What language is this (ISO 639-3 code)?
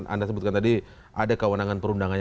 ind